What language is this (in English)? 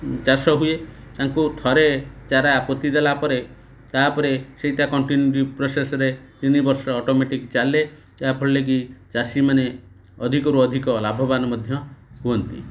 Odia